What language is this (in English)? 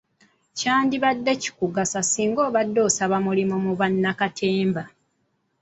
Ganda